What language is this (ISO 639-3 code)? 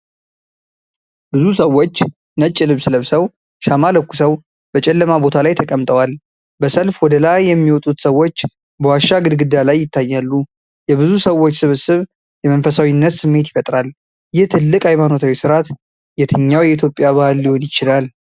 amh